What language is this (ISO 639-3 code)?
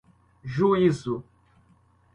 por